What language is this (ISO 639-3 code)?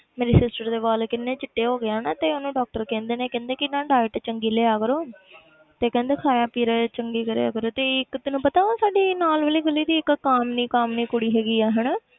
pan